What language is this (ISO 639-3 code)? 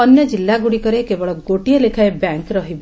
ori